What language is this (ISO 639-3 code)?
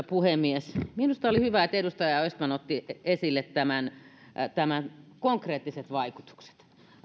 fin